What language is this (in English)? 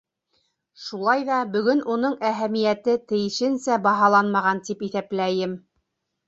Bashkir